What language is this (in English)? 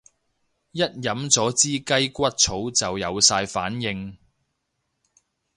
Cantonese